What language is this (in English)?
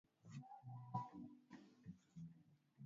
Swahili